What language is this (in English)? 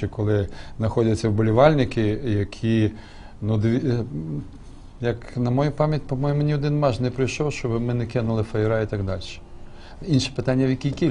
Ukrainian